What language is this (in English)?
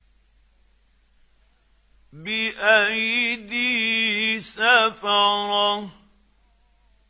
Arabic